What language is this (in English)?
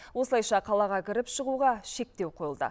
Kazakh